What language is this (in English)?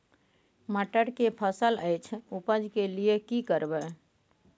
Maithili